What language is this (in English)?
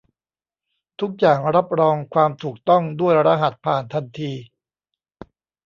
Thai